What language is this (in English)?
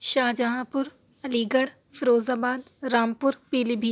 Urdu